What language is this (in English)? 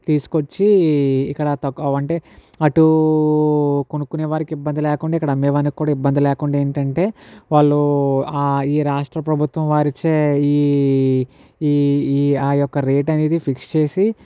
Telugu